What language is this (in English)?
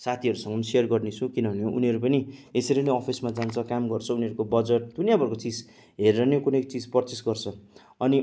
Nepali